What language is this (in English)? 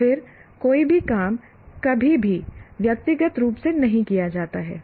Hindi